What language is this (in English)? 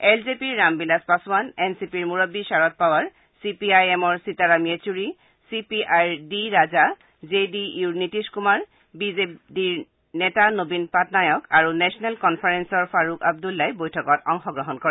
Assamese